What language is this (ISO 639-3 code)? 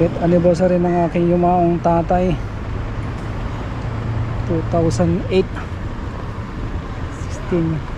fil